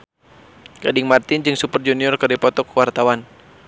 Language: Sundanese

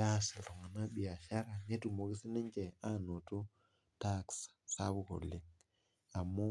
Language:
Masai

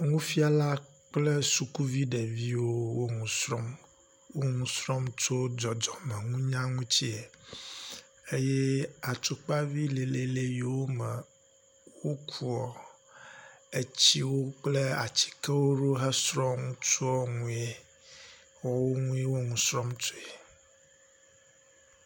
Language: Ewe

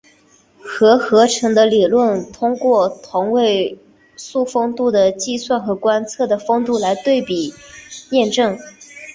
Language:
Chinese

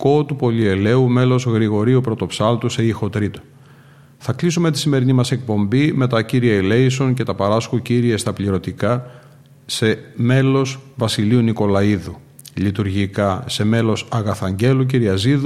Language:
Greek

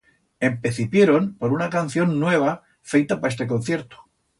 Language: Aragonese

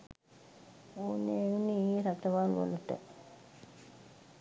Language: Sinhala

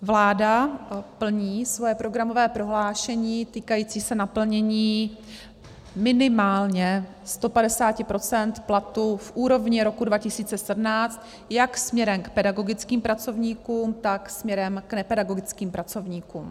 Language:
Czech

